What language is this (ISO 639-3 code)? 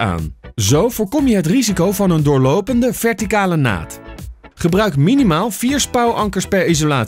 nld